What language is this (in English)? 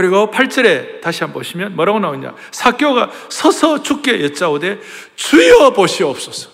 Korean